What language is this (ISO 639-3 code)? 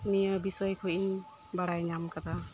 sat